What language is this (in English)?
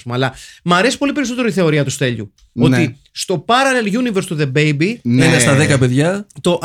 Greek